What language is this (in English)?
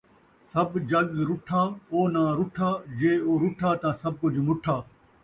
Saraiki